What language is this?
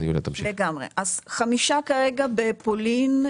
Hebrew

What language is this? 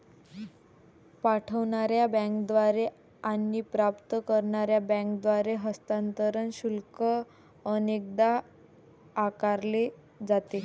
Marathi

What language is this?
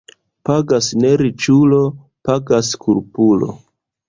Esperanto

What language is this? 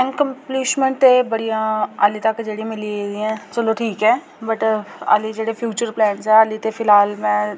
Dogri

